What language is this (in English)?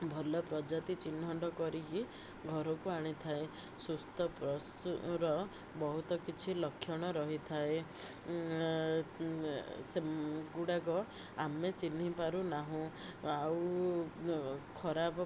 Odia